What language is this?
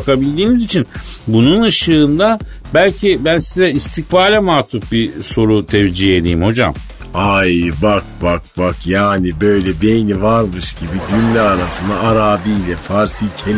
Turkish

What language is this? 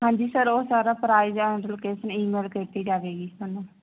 Punjabi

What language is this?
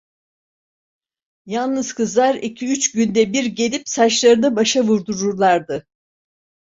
Turkish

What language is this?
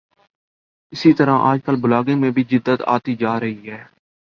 Urdu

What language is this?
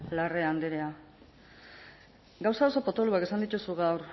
Basque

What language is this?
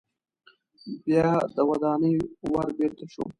Pashto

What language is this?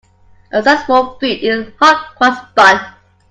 English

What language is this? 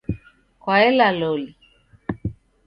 Taita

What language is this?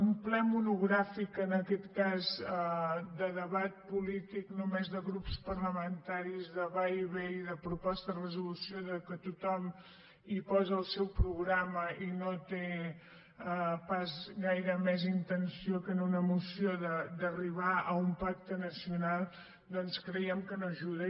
Catalan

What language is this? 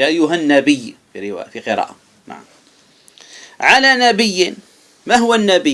Arabic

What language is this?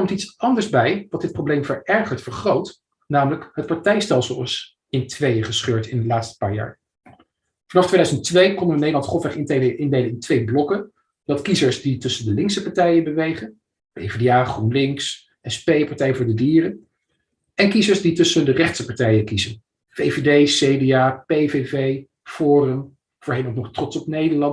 Dutch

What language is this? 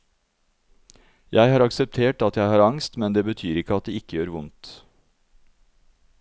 Norwegian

